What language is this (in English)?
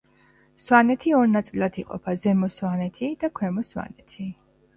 Georgian